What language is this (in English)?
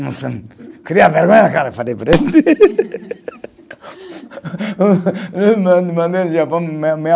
Portuguese